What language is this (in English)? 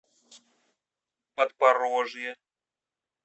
Russian